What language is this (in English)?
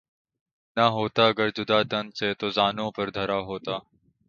Urdu